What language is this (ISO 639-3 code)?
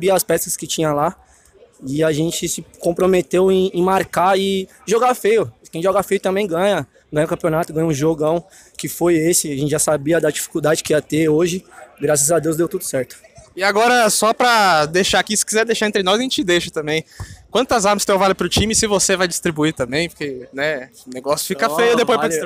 por